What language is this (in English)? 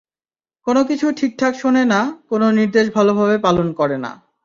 Bangla